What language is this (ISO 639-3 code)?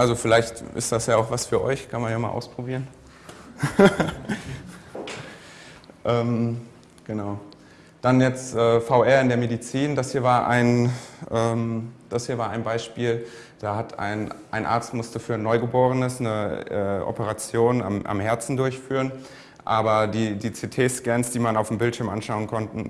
deu